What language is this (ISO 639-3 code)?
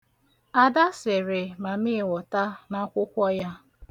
ibo